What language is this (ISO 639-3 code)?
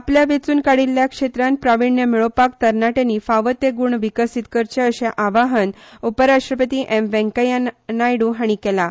kok